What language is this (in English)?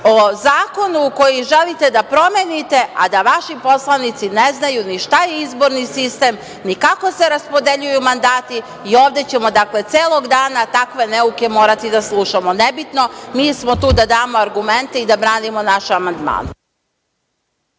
Serbian